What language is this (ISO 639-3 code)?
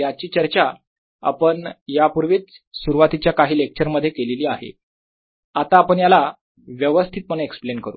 mar